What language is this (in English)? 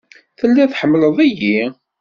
Kabyle